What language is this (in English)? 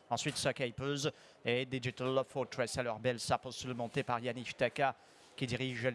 French